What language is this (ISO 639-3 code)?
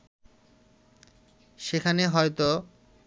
ben